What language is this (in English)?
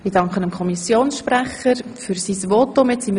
Swiss German